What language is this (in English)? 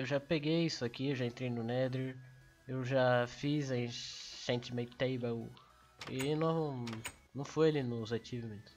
Portuguese